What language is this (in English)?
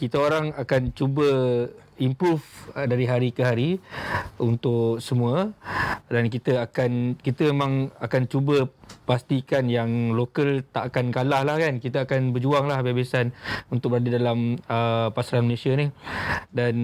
Malay